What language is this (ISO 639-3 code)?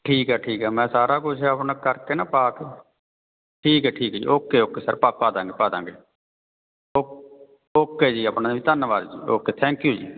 pan